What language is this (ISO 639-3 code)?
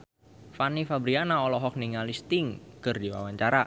sun